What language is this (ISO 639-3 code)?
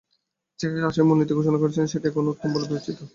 ben